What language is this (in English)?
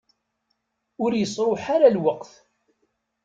Kabyle